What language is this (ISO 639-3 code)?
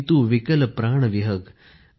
mar